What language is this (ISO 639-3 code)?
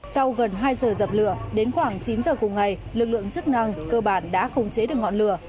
vie